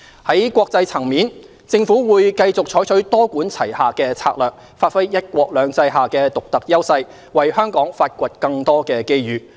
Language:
Cantonese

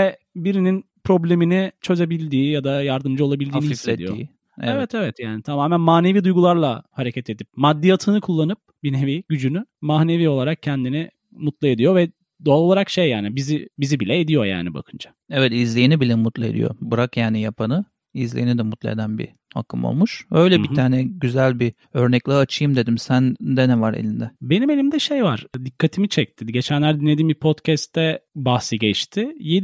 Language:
Turkish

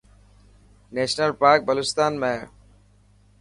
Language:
Dhatki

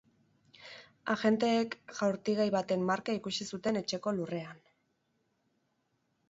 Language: Basque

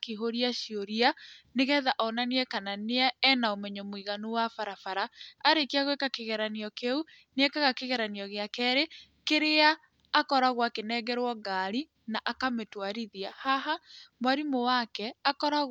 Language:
Kikuyu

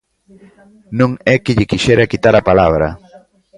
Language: Galician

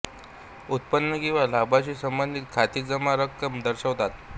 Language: Marathi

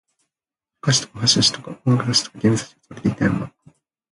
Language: Japanese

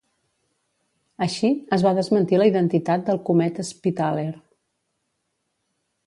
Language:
Catalan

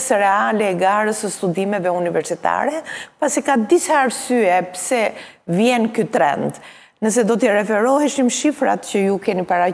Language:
Romanian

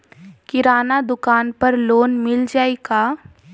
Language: Bhojpuri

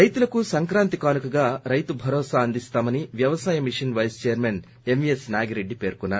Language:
Telugu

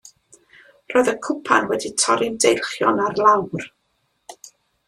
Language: Welsh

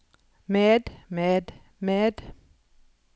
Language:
Norwegian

